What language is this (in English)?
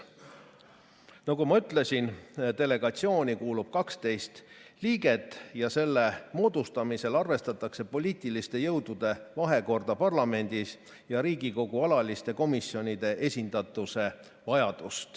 Estonian